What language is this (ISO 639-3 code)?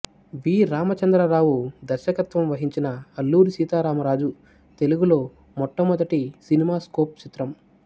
tel